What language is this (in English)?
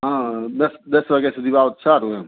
Gujarati